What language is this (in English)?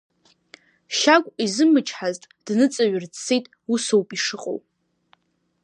Abkhazian